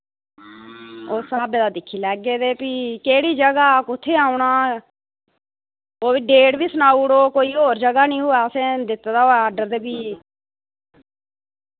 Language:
Dogri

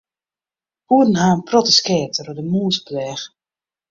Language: Western Frisian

